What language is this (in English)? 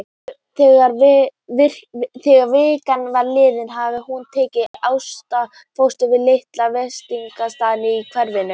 Icelandic